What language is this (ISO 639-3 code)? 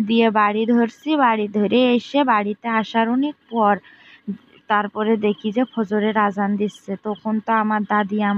ron